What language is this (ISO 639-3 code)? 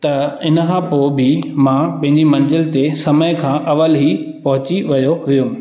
snd